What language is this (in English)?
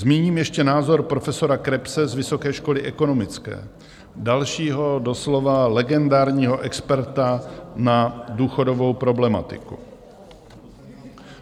Czech